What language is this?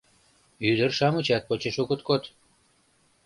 Mari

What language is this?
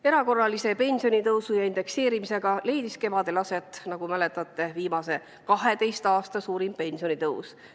Estonian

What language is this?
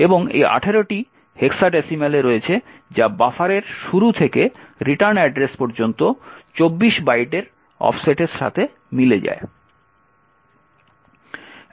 Bangla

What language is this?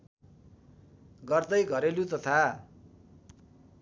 Nepali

